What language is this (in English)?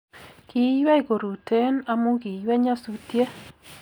Kalenjin